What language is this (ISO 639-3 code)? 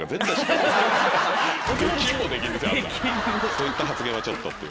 jpn